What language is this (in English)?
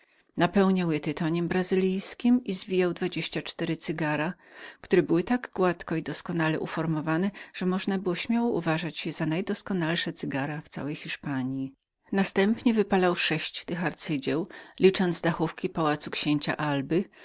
Polish